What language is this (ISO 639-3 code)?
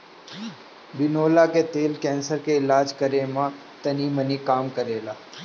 bho